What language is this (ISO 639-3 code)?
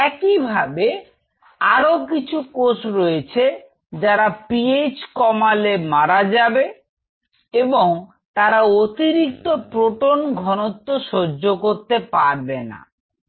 ben